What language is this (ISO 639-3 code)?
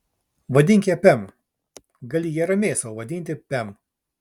lit